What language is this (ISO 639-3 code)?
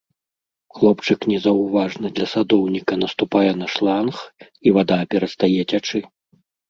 bel